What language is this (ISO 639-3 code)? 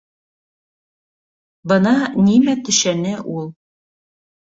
bak